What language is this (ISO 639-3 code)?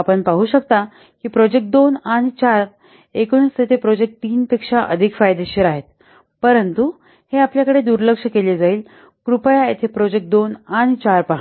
mar